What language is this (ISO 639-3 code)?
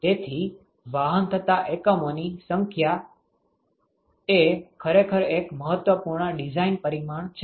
guj